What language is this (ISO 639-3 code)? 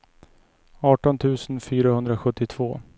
swe